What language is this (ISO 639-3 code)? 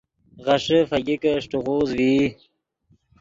ydg